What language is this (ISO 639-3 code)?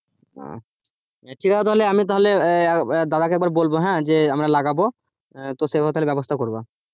ben